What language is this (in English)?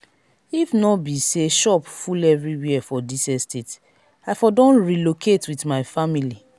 Nigerian Pidgin